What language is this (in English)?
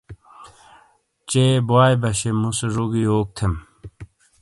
Shina